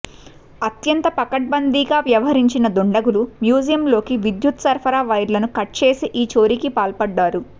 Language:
Telugu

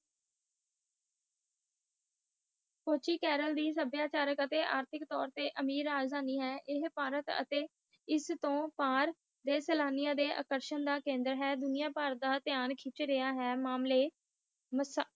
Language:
Punjabi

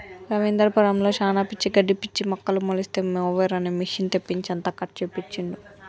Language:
Telugu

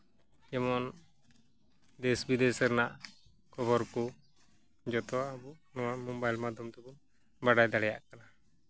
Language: Santali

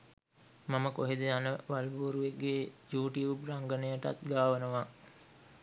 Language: Sinhala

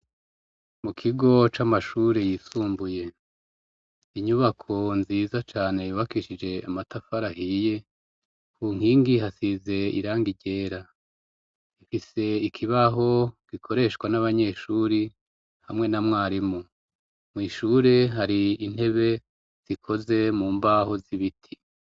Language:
Rundi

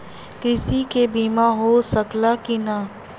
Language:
Bhojpuri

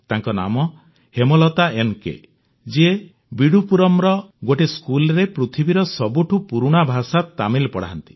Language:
Odia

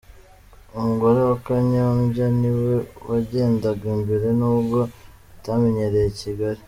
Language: Kinyarwanda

